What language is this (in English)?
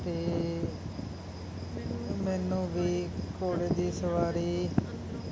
Punjabi